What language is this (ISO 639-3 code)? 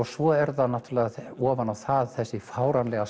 isl